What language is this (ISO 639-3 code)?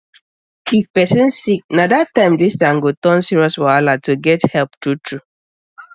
pcm